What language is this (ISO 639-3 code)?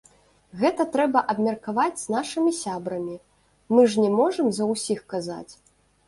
bel